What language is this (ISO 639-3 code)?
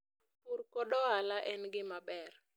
luo